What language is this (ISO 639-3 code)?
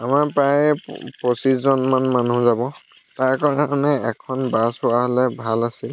asm